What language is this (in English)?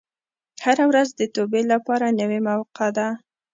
Pashto